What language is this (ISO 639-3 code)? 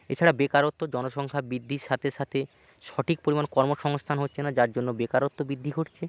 ben